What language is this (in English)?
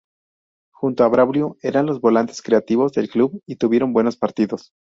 Spanish